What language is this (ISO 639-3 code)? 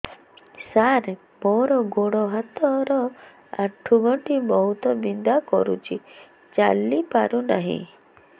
ori